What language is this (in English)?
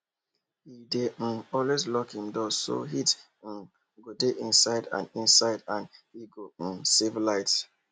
Nigerian Pidgin